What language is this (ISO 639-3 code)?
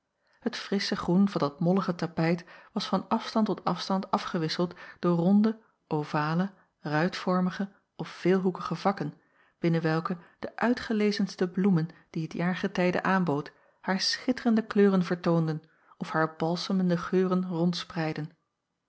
nld